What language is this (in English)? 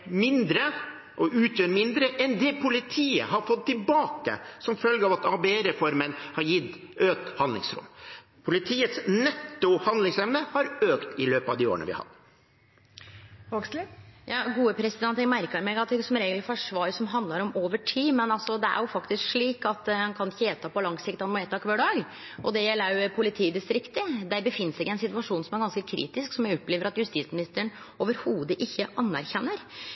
Norwegian